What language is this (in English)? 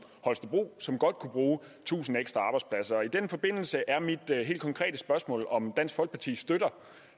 Danish